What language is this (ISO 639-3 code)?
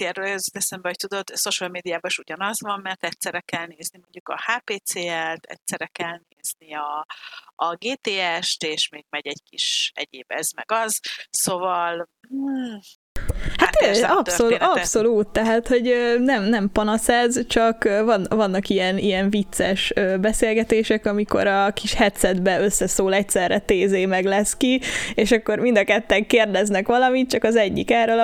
hun